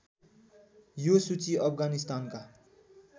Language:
Nepali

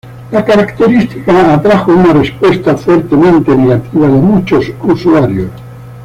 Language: Spanish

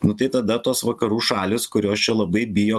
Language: Lithuanian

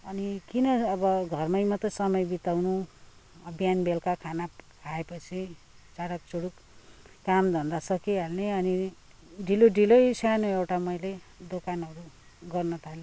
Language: Nepali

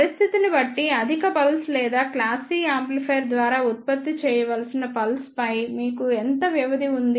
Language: Telugu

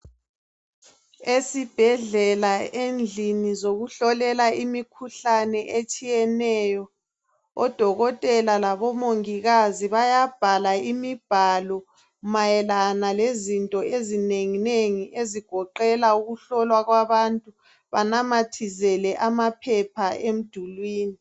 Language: North Ndebele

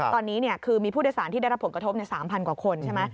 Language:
Thai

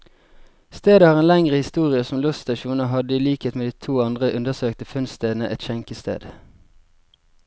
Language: Norwegian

